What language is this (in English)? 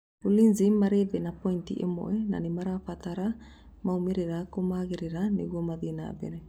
Kikuyu